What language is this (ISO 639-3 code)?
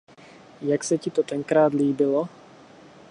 ces